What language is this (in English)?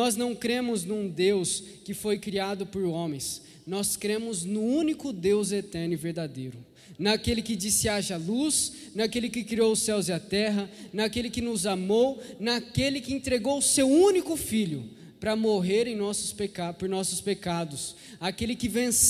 Portuguese